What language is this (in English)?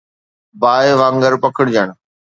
Sindhi